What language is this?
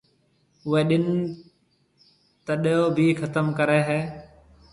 Marwari (Pakistan)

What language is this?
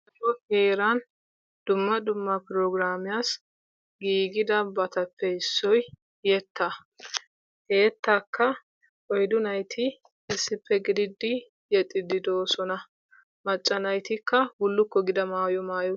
Wolaytta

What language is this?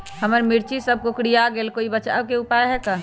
Magahi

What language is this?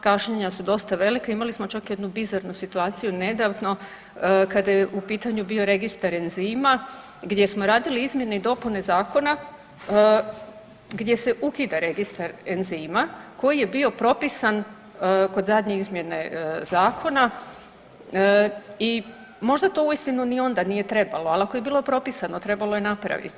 Croatian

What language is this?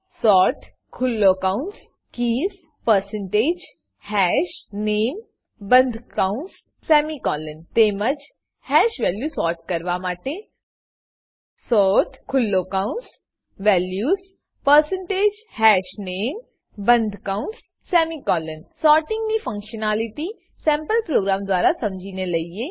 Gujarati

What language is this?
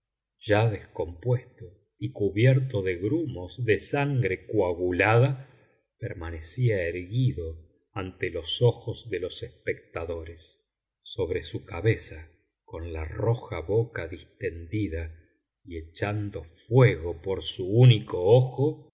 Spanish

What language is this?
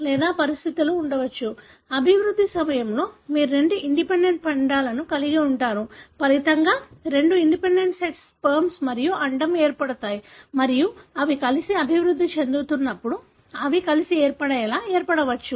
Telugu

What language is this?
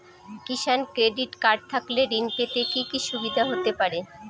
Bangla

